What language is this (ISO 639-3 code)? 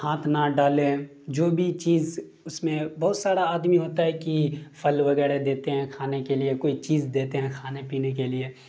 urd